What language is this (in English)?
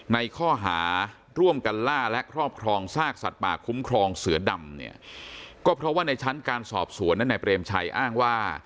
Thai